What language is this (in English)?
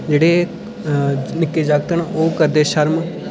Dogri